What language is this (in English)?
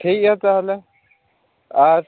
Santali